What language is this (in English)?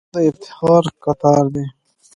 Pashto